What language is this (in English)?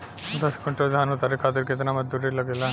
Bhojpuri